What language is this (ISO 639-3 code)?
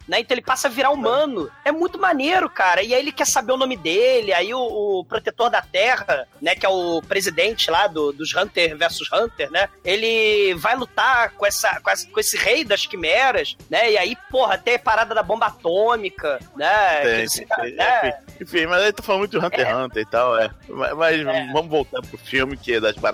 por